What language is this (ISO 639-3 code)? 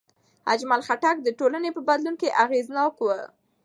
pus